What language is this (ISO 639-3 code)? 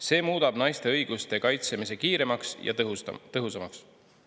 est